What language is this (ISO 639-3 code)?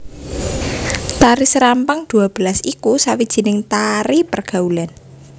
jav